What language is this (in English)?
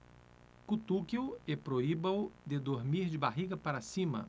Portuguese